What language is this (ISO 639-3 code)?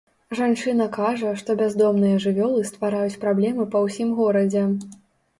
bel